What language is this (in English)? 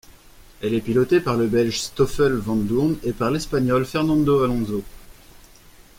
French